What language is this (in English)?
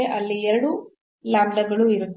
Kannada